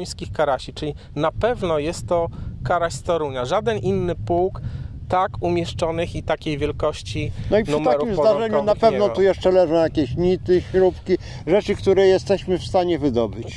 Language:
Polish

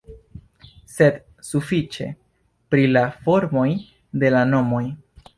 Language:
Esperanto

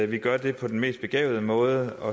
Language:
Danish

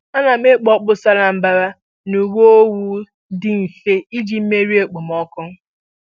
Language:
Igbo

